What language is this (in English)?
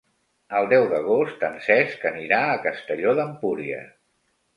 Catalan